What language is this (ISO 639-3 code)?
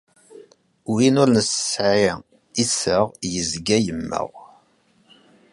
kab